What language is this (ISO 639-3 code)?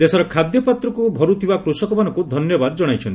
ori